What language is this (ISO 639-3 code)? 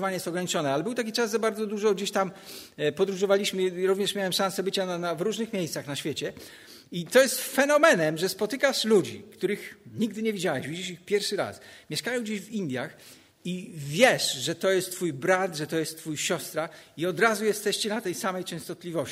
pol